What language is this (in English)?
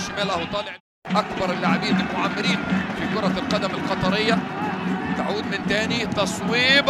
Arabic